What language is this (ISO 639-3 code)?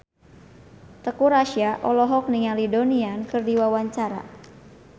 sun